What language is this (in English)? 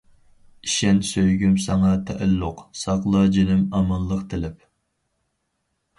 Uyghur